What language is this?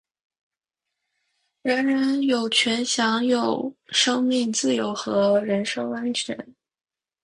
Chinese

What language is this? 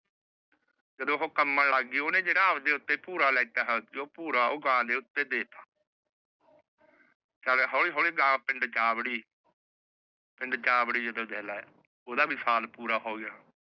Punjabi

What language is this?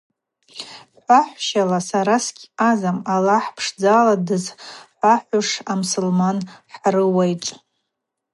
Abaza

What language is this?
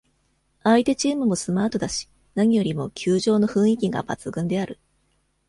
Japanese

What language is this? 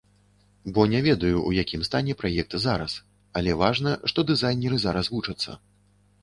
Belarusian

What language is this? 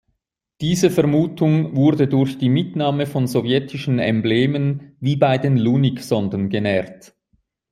German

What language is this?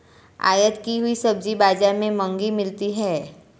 Hindi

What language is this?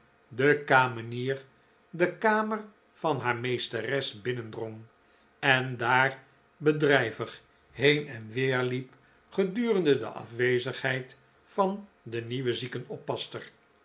Dutch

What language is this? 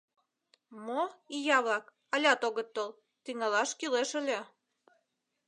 Mari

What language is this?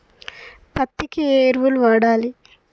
Telugu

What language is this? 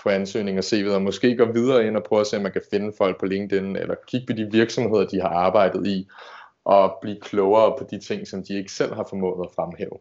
Danish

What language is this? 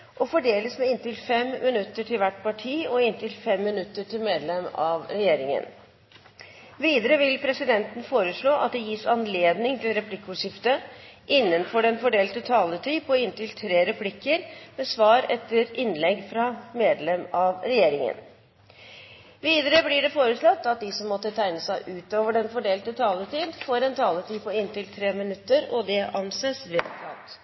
Norwegian Bokmål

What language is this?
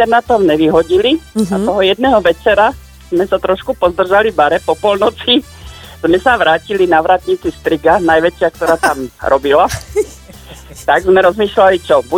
Slovak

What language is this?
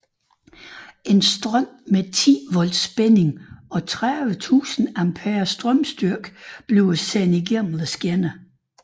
Danish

